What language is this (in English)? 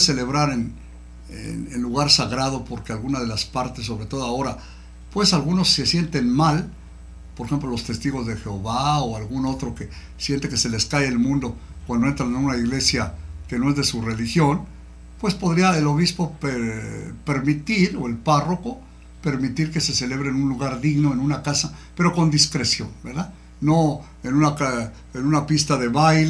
Spanish